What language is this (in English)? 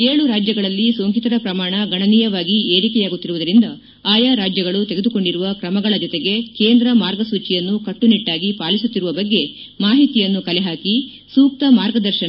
Kannada